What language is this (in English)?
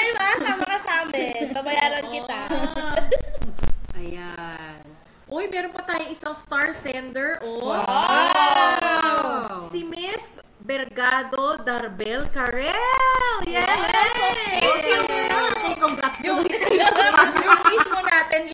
Filipino